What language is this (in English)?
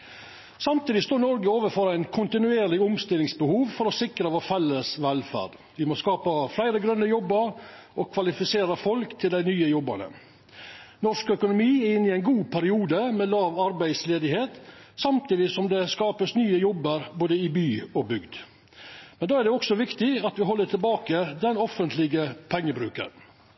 Norwegian Nynorsk